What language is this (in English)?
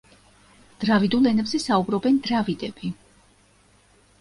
Georgian